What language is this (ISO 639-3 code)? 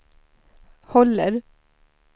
swe